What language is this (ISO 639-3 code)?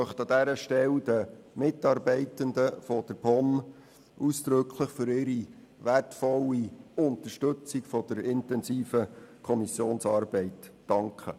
gsw